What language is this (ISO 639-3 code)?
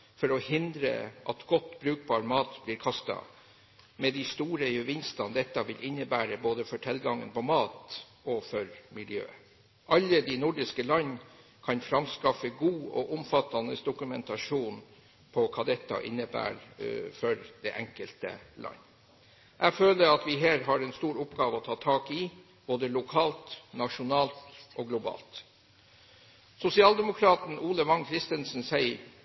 nob